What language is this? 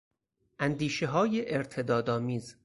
Persian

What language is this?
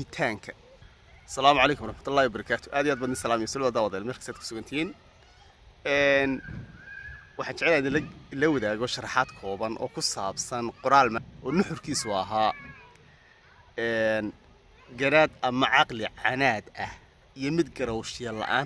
Arabic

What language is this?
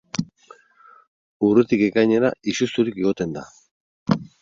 Basque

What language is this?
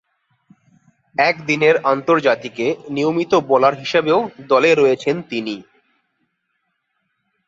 Bangla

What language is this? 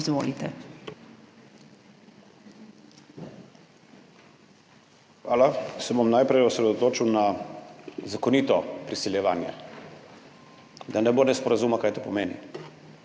Slovenian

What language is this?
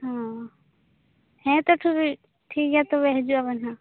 Santali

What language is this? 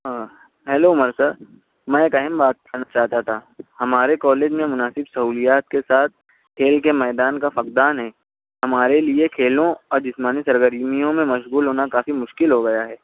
Urdu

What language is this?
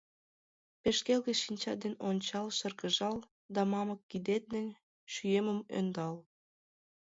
Mari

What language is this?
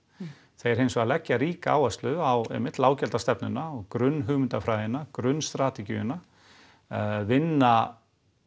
Icelandic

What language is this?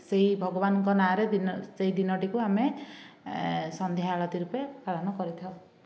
Odia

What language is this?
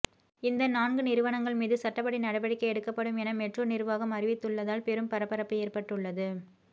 Tamil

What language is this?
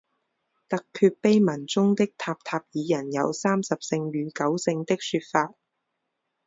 Chinese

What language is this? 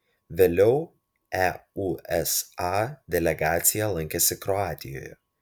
Lithuanian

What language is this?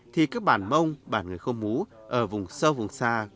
Vietnamese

